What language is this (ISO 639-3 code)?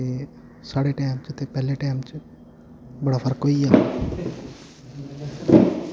doi